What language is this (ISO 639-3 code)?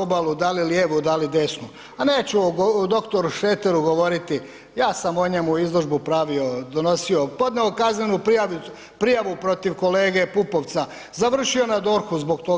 hrv